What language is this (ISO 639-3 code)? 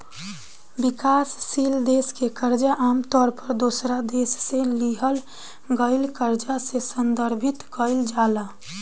bho